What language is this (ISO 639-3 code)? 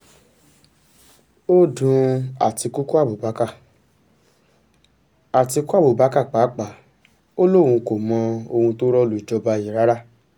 yor